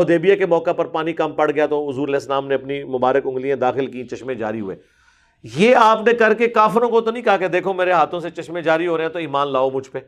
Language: Urdu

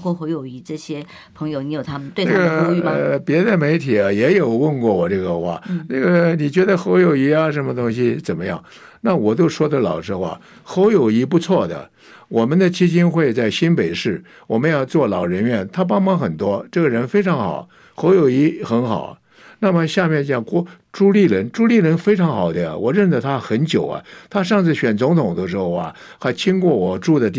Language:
Chinese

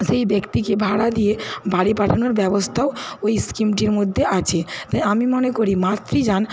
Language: Bangla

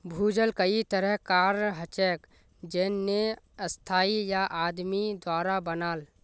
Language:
Magahi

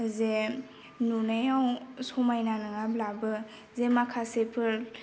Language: Bodo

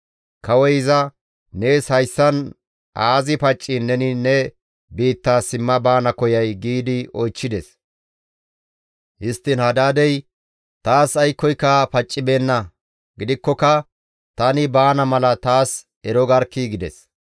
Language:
Gamo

